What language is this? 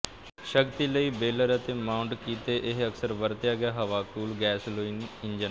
Punjabi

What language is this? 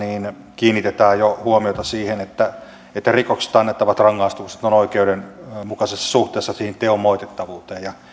Finnish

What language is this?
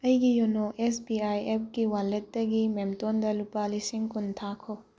Manipuri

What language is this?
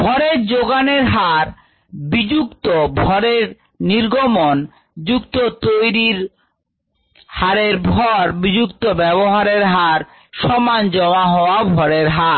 Bangla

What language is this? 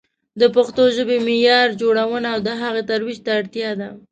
Pashto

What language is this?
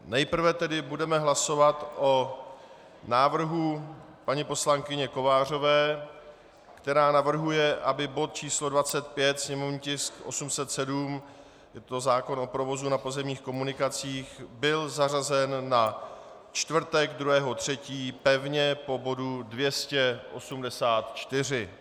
Czech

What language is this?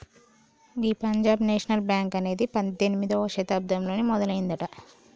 Telugu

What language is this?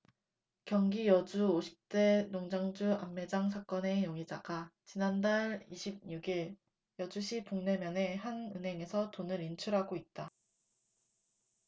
Korean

